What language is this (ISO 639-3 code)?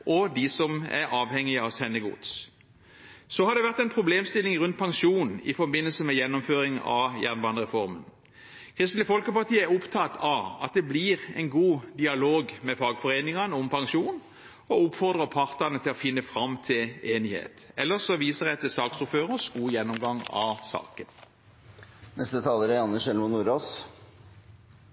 nob